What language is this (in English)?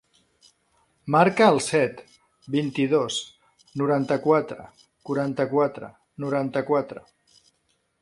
Catalan